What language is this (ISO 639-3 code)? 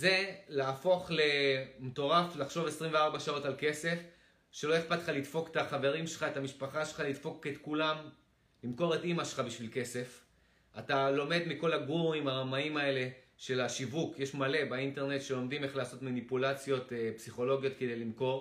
heb